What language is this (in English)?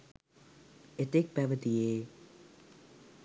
Sinhala